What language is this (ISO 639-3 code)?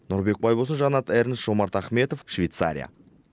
kaz